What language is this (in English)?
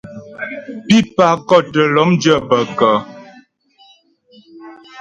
Ghomala